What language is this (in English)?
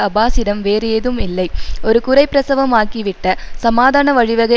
Tamil